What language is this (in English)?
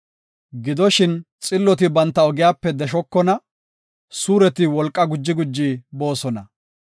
Gofa